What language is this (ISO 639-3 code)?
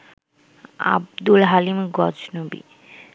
ben